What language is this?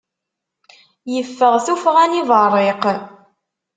Kabyle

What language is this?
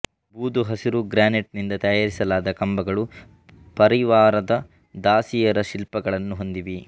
Kannada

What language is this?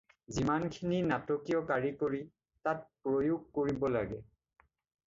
Assamese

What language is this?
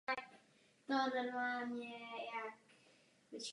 Czech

